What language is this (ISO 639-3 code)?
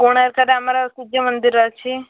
ori